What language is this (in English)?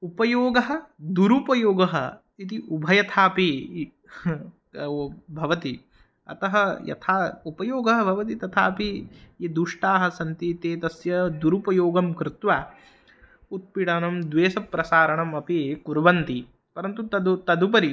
Sanskrit